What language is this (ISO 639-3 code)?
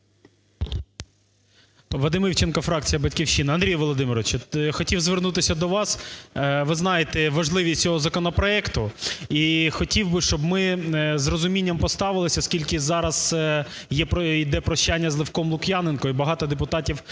ukr